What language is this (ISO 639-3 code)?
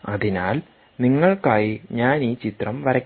mal